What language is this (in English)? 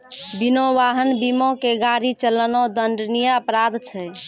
Maithili